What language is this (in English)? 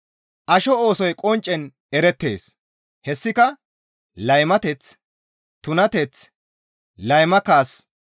Gamo